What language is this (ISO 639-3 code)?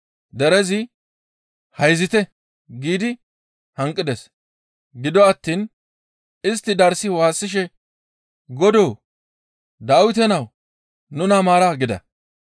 gmv